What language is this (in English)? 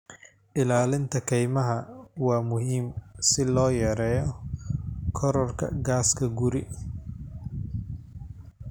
Somali